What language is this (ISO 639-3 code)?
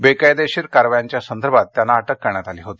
mar